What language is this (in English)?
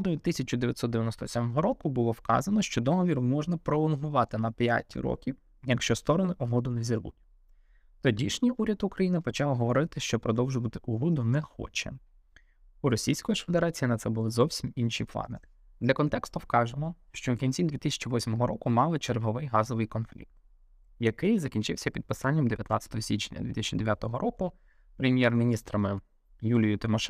Ukrainian